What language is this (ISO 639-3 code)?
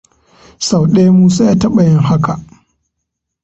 hau